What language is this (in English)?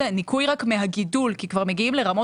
Hebrew